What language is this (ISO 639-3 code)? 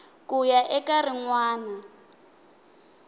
tso